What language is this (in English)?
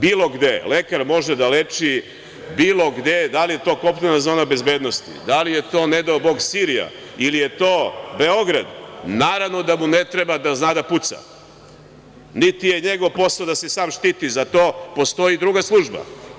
Serbian